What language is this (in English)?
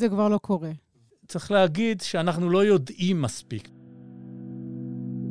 Hebrew